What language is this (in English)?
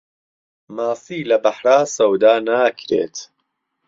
Central Kurdish